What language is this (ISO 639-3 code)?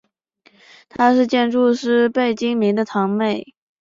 zho